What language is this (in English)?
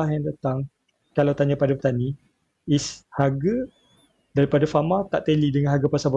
Malay